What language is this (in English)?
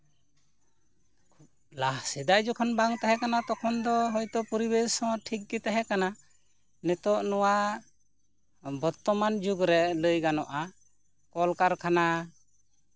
Santali